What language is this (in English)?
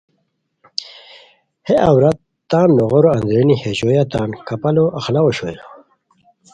Khowar